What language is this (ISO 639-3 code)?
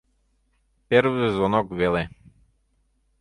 chm